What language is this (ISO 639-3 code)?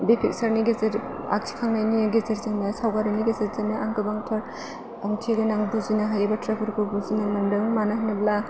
brx